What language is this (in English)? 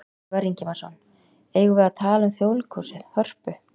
Icelandic